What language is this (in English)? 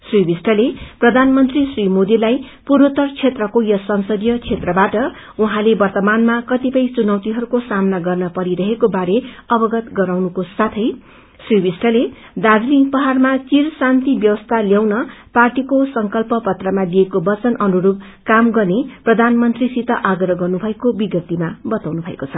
Nepali